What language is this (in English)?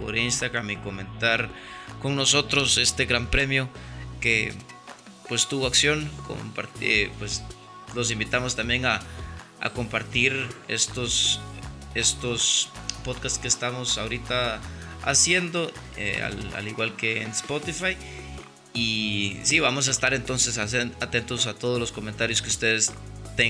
Spanish